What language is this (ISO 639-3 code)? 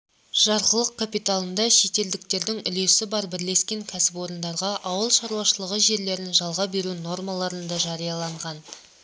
kaz